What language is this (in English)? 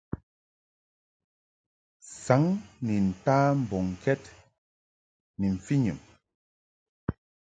Mungaka